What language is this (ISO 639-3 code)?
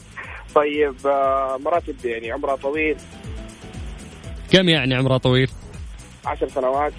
ara